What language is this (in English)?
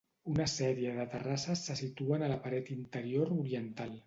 Catalan